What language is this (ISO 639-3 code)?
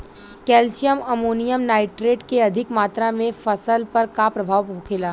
bho